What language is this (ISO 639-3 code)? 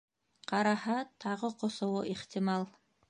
bak